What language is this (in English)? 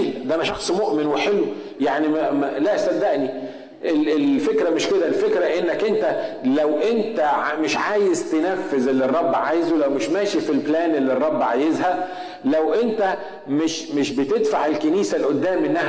Arabic